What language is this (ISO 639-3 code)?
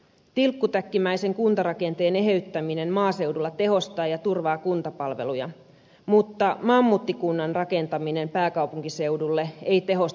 fin